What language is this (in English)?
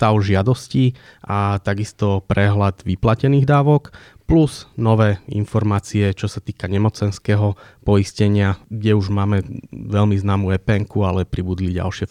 Slovak